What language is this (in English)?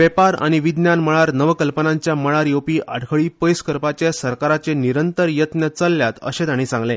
Konkani